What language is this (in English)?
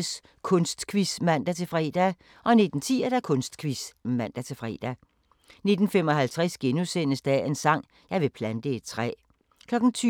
Danish